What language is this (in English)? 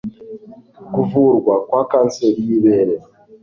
Kinyarwanda